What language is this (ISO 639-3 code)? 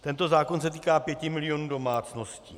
ces